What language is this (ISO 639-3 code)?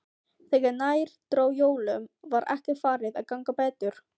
isl